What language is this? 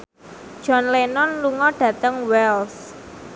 Javanese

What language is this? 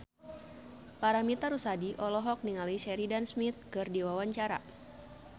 Sundanese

